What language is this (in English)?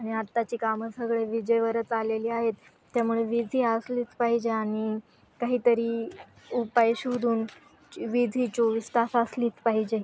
Marathi